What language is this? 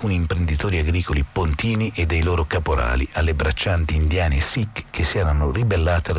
Italian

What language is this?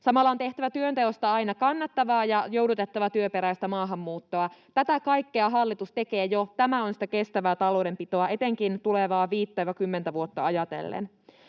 Finnish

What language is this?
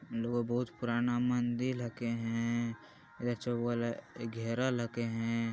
Magahi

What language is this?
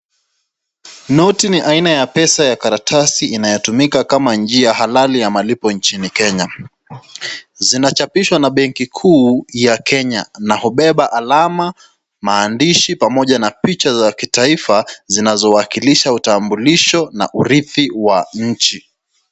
Swahili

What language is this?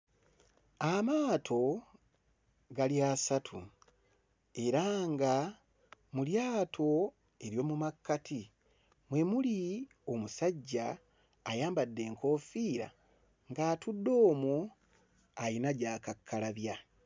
Ganda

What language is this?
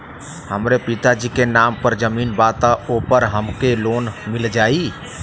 Bhojpuri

